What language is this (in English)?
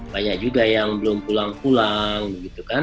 Indonesian